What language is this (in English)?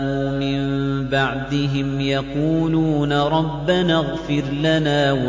Arabic